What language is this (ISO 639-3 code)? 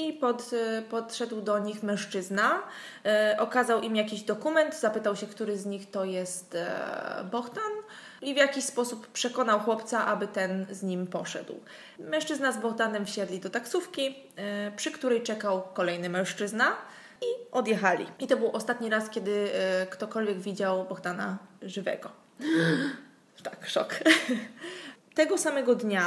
pol